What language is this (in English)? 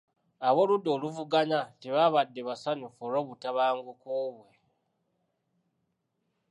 Ganda